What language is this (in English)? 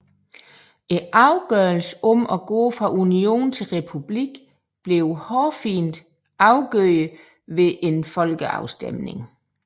Danish